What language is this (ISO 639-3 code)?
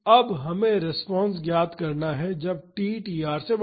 hin